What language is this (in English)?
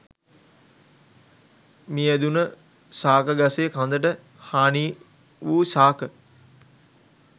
Sinhala